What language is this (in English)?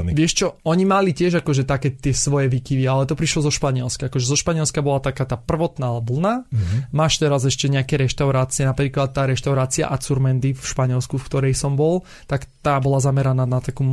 Slovak